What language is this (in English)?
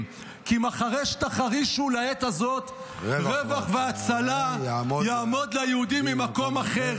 Hebrew